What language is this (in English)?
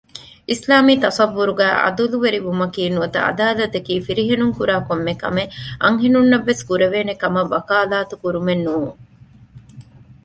Divehi